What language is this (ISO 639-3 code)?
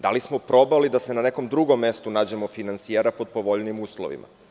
srp